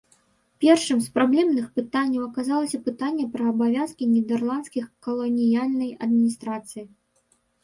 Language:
Belarusian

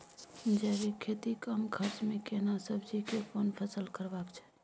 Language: Maithili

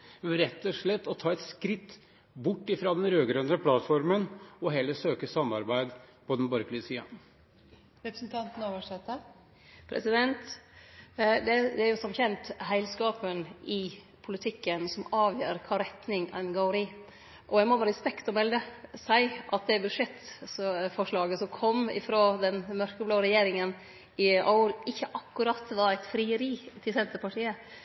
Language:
Norwegian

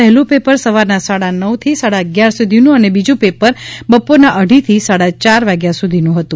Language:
Gujarati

